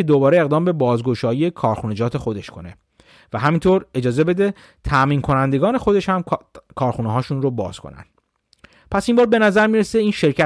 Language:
Persian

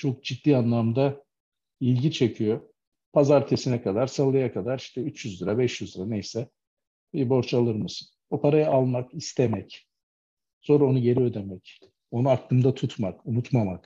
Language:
Turkish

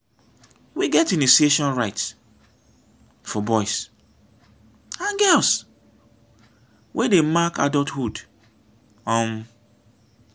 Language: Nigerian Pidgin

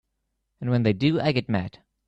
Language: English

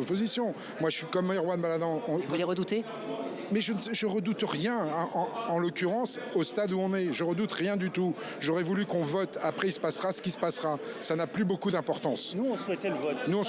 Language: French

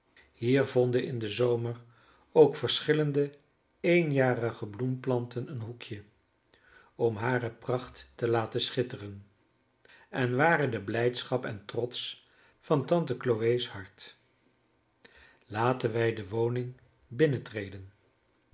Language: Dutch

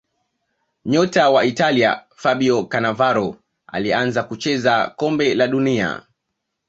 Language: Swahili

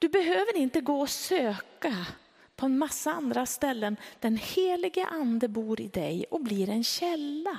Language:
Swedish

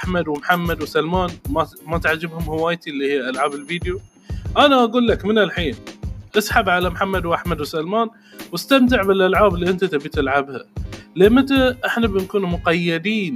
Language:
Arabic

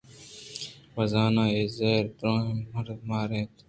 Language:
Eastern Balochi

